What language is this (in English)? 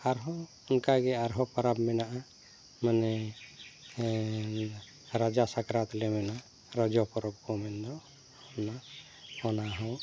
Santali